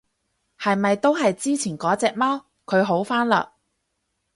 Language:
Cantonese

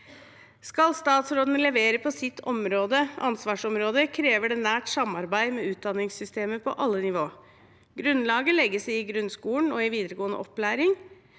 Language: Norwegian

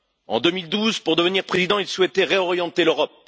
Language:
French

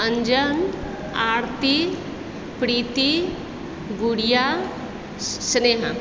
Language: Maithili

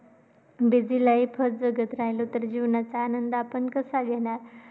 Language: Marathi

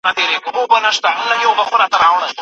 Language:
Pashto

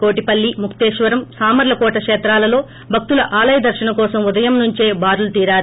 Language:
Telugu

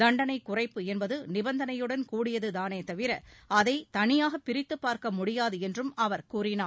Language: Tamil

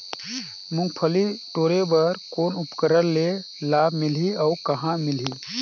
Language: Chhattisgarhi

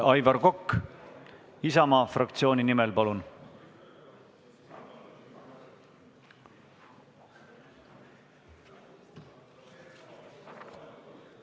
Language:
Estonian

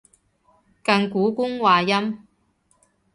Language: Cantonese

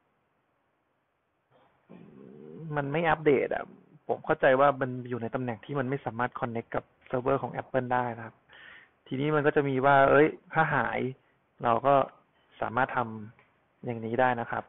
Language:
Thai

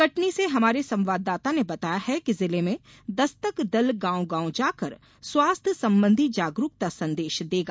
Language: Hindi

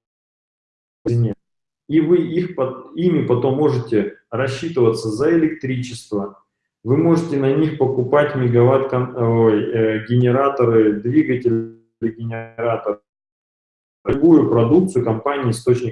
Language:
Russian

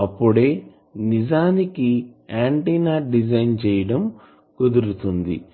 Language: Telugu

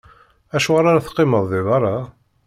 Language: Kabyle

